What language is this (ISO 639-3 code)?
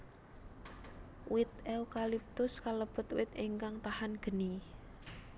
jav